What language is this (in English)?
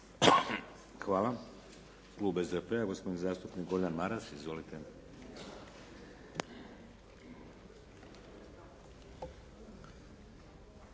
Croatian